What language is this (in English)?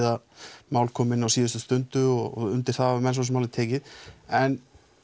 Icelandic